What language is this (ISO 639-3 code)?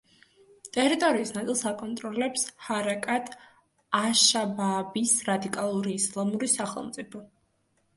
kat